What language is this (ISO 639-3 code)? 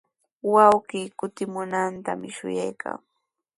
qws